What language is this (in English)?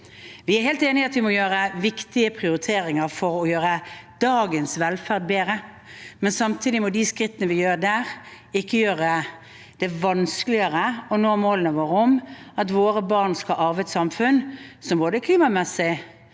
Norwegian